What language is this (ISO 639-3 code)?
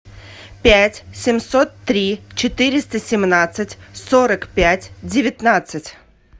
rus